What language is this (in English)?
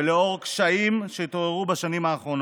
Hebrew